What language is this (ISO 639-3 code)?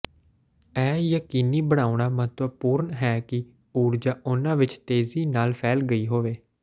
pan